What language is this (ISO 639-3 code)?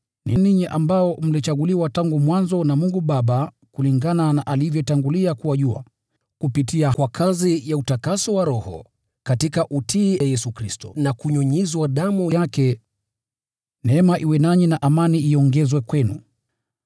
swa